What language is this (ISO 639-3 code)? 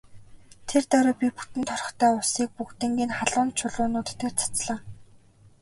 mon